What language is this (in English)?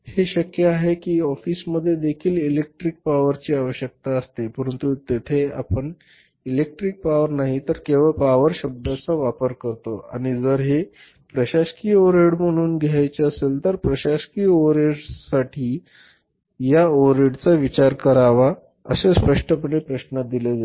Marathi